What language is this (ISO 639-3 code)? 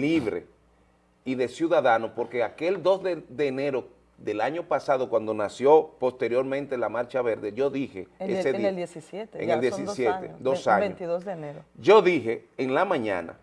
spa